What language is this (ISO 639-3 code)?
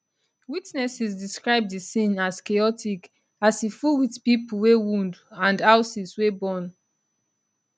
pcm